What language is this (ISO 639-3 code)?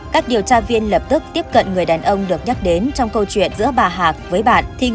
vie